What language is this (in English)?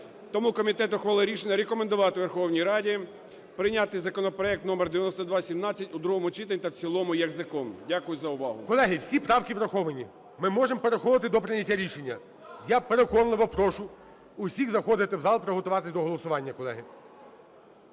Ukrainian